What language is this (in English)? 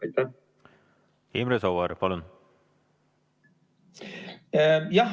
Estonian